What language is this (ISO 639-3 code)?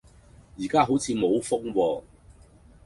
yue